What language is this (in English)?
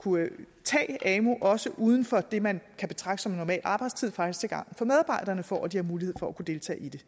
Danish